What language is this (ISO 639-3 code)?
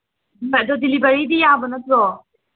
mni